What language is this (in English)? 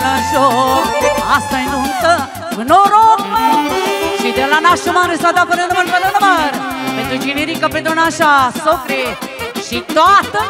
Romanian